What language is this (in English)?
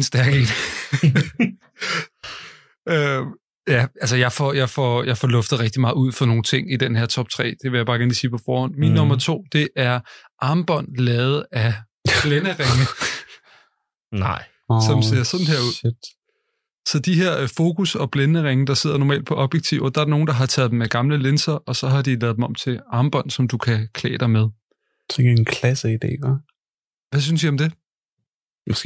Danish